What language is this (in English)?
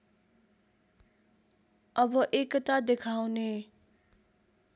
Nepali